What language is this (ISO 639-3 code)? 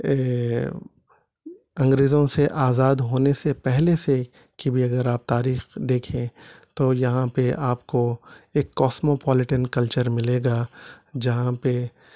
urd